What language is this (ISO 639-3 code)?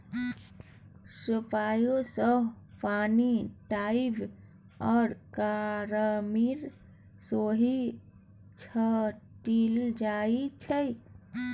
mai